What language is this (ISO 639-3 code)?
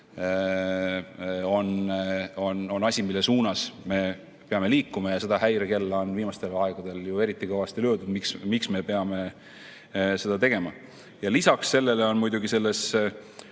est